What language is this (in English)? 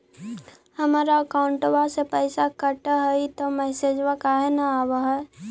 Magahi